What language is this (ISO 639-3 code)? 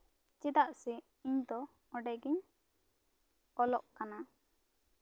sat